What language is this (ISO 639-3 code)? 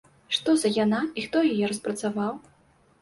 bel